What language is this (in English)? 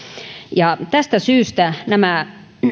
Finnish